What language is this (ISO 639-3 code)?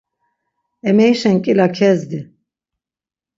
lzz